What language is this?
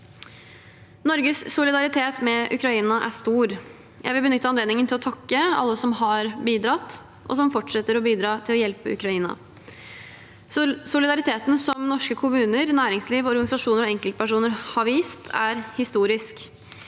Norwegian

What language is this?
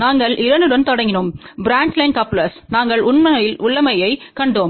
Tamil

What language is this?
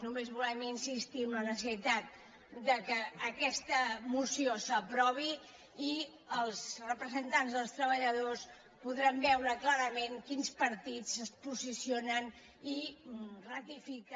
Catalan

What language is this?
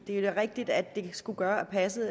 Danish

